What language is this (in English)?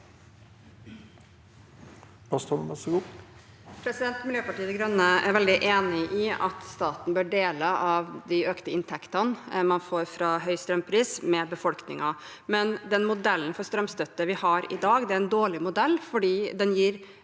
Norwegian